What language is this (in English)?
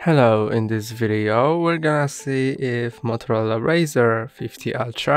English